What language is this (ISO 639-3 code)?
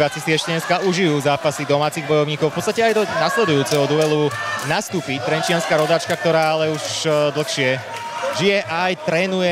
ces